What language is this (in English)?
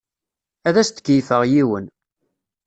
Kabyle